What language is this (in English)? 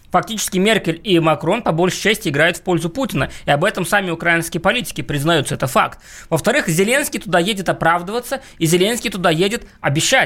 Russian